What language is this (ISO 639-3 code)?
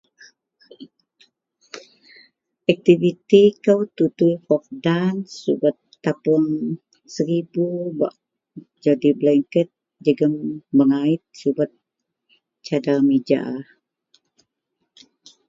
mel